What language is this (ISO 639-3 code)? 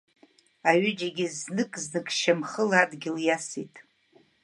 abk